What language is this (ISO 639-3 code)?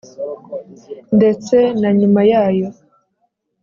kin